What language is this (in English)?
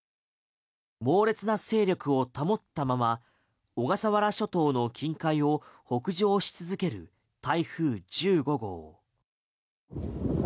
Japanese